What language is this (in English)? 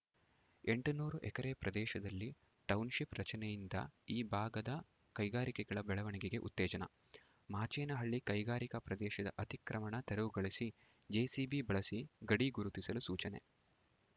Kannada